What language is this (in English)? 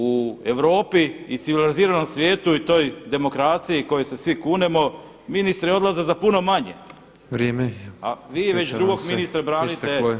Croatian